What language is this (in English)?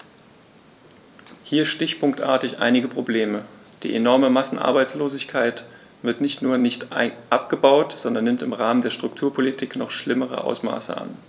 German